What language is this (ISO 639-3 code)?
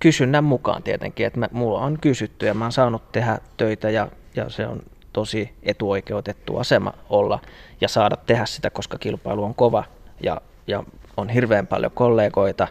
fin